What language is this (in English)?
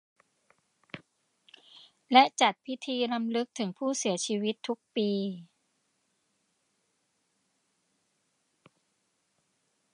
Thai